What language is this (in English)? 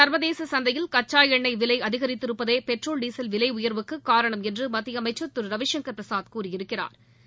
Tamil